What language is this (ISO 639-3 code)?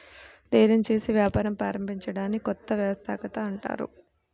tel